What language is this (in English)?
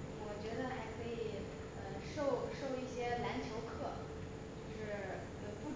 Chinese